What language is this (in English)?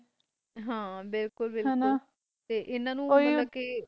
Punjabi